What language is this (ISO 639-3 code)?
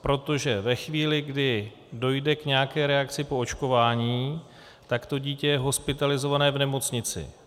ces